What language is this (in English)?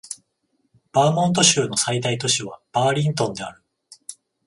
Japanese